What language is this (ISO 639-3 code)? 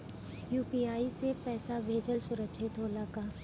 bho